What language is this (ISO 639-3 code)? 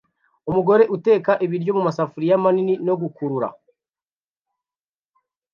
kin